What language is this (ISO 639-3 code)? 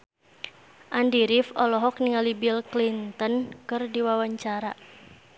sun